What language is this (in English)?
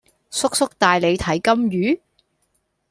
Cantonese